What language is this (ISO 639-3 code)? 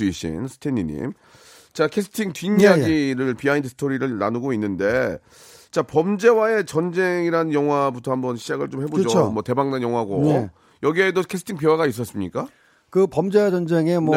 kor